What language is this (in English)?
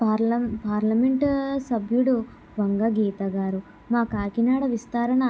Telugu